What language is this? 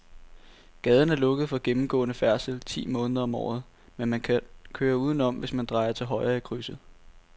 Danish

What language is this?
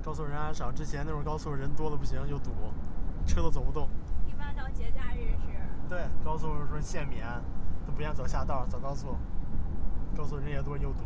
Chinese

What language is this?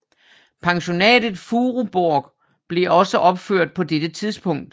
Danish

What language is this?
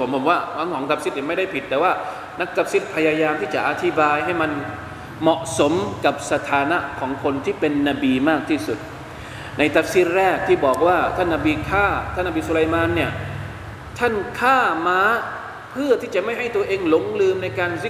Thai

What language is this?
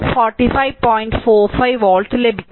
Malayalam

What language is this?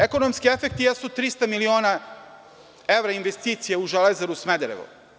Serbian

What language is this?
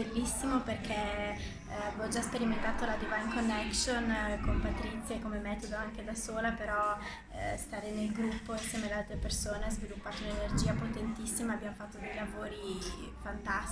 Italian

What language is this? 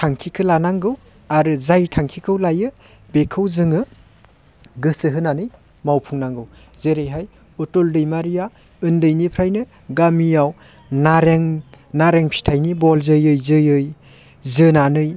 Bodo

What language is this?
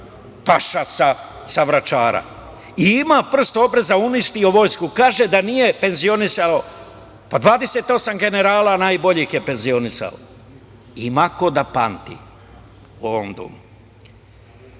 Serbian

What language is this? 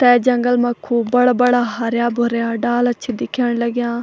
Garhwali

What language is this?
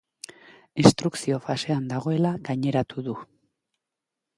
Basque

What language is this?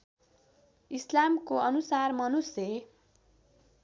Nepali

